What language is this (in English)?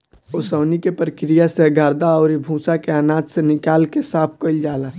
Bhojpuri